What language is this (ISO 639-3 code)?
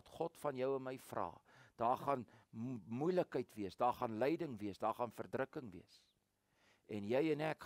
nld